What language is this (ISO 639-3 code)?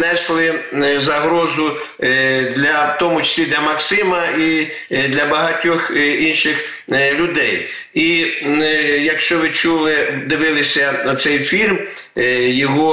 ukr